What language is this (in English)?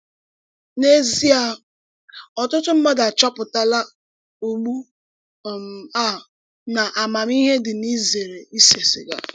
Igbo